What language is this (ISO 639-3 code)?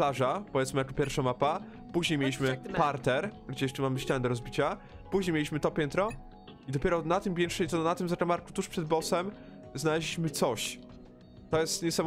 pol